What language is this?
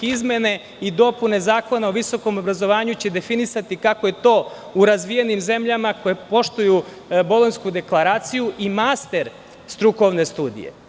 Serbian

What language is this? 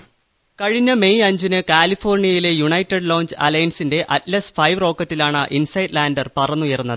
Malayalam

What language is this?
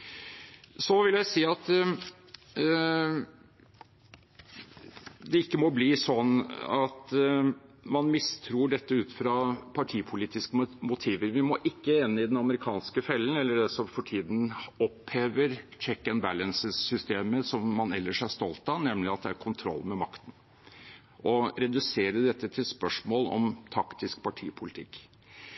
Norwegian Bokmål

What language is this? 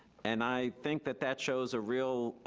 English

